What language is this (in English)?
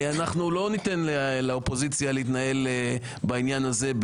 Hebrew